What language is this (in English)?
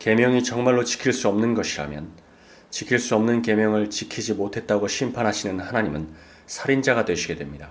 Korean